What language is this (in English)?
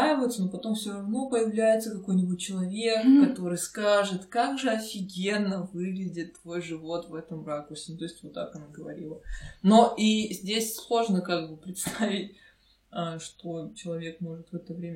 Russian